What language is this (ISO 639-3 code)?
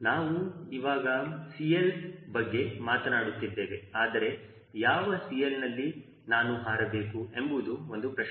kan